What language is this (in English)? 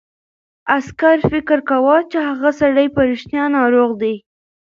Pashto